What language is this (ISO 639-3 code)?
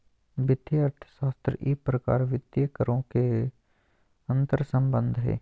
mag